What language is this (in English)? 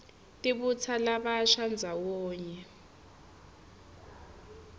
Swati